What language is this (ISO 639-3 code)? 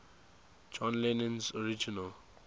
eng